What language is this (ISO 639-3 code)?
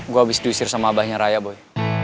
ind